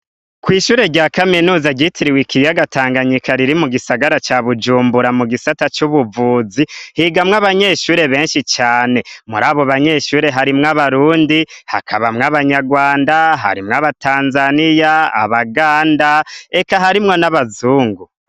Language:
Rundi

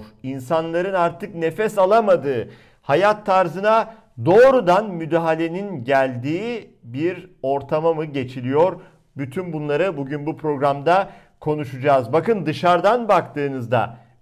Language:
Turkish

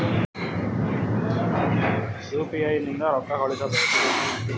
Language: Kannada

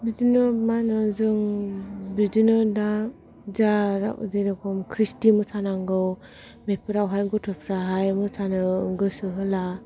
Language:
Bodo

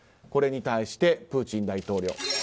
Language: Japanese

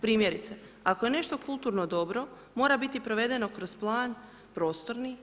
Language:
Croatian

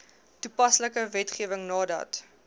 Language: Afrikaans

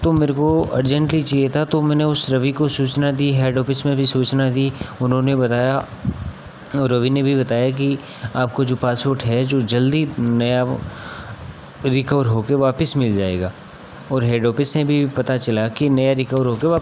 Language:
Hindi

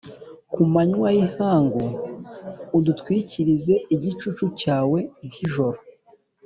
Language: Kinyarwanda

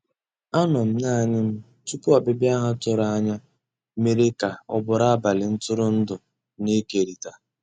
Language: Igbo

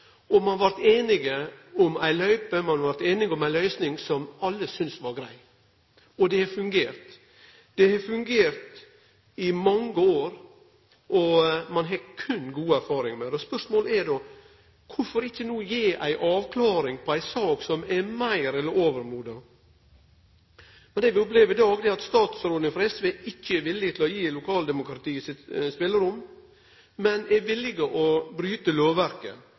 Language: Norwegian Nynorsk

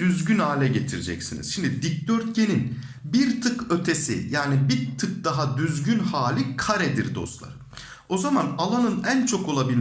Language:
Turkish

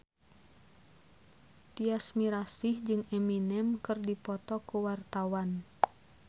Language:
Sundanese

